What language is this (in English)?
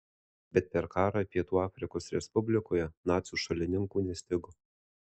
Lithuanian